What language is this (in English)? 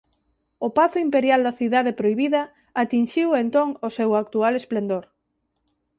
Galician